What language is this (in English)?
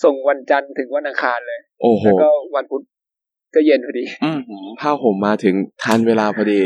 Thai